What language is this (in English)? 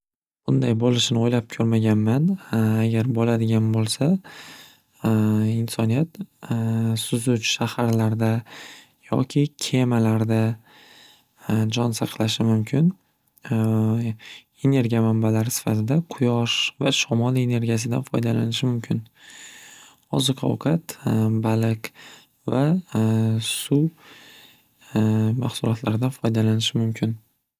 Uzbek